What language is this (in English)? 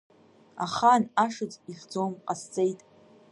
Abkhazian